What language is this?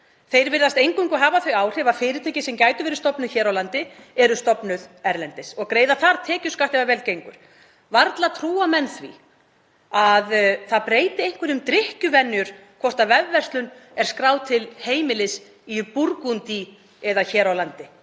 Icelandic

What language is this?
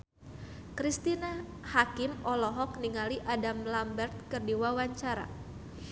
Sundanese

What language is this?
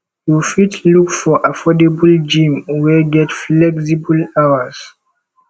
Nigerian Pidgin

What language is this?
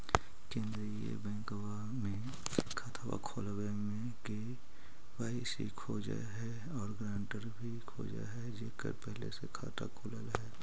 Magahi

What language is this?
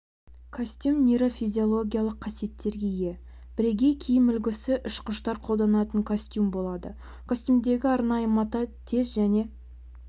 Kazakh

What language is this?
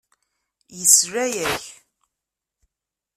Kabyle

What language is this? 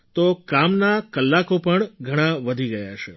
Gujarati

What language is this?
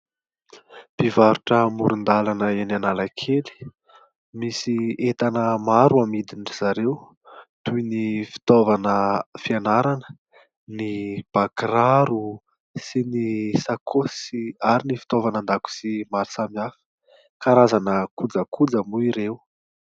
Malagasy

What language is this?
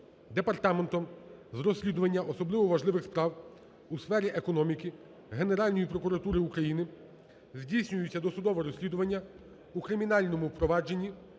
Ukrainian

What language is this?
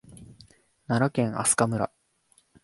Japanese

